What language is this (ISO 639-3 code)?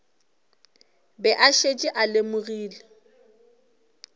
nso